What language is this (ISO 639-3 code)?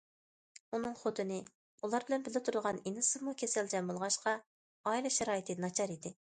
uig